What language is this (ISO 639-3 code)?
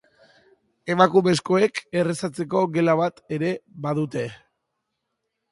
eus